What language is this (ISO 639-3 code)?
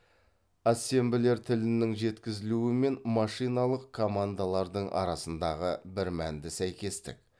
kaz